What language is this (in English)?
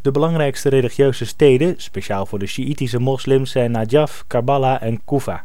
Dutch